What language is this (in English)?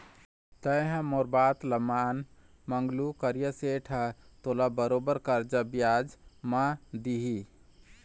Chhattisgarhi